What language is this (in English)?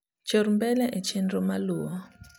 Luo (Kenya and Tanzania)